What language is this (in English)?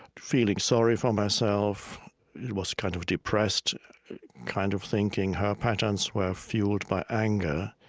English